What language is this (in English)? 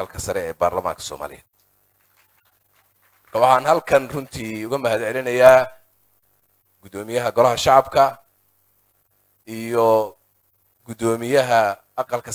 Arabic